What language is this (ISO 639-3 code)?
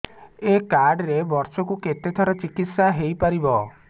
ori